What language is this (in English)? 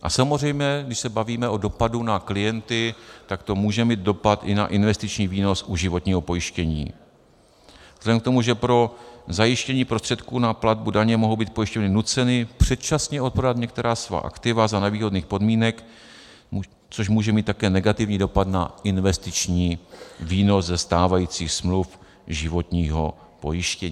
Czech